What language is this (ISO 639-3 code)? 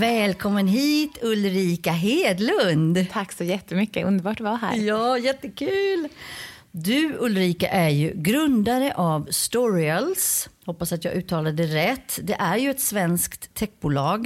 swe